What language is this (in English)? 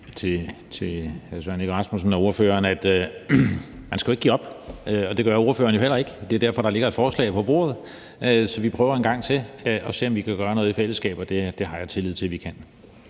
Danish